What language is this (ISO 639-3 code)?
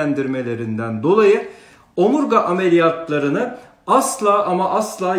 tur